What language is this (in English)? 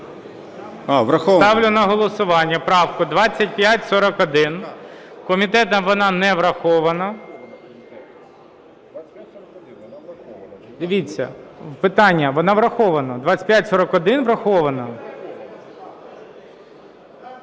Ukrainian